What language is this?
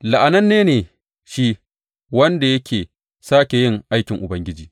Hausa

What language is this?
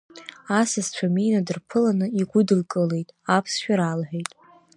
Abkhazian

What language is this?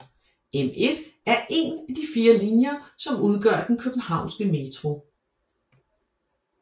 Danish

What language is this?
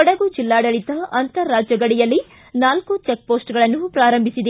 Kannada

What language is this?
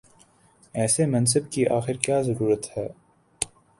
Urdu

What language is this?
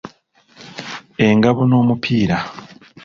Ganda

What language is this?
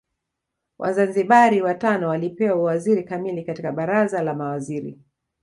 Swahili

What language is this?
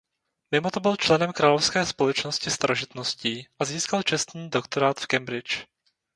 Czech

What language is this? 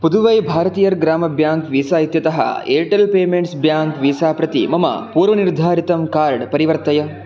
Sanskrit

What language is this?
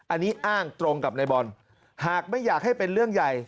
Thai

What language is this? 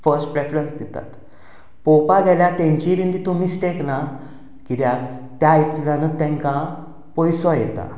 Konkani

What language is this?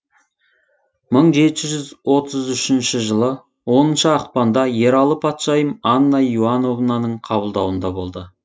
Kazakh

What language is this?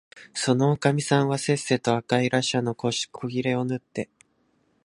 Japanese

